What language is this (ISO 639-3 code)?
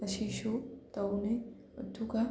mni